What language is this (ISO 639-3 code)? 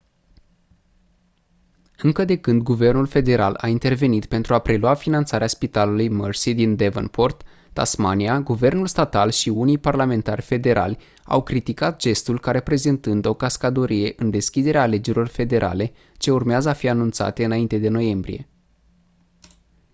ron